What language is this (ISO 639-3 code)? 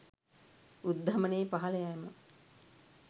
sin